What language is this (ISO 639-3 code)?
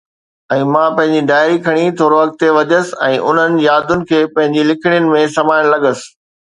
snd